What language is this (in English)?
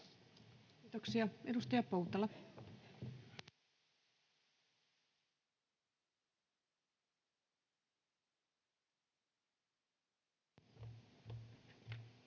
Finnish